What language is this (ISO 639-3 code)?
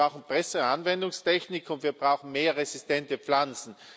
deu